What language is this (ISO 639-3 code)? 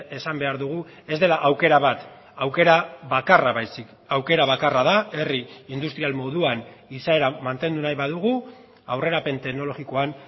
eus